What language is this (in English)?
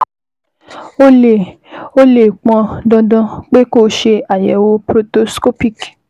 Yoruba